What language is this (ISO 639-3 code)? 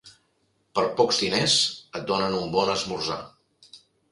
cat